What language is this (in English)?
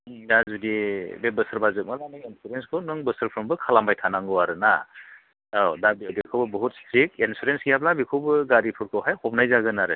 Bodo